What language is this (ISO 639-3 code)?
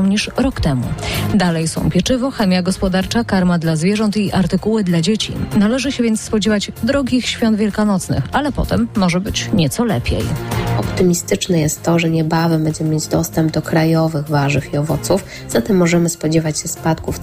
pol